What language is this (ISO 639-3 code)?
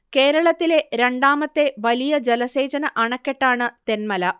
mal